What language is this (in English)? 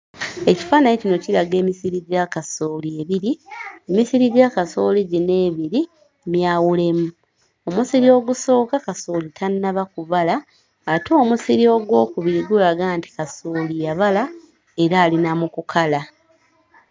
Ganda